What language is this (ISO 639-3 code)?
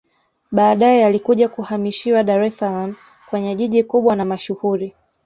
swa